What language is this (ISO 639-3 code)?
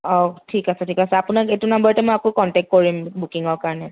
asm